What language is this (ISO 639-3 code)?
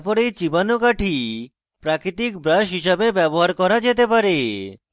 ben